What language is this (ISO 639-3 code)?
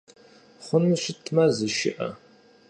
kbd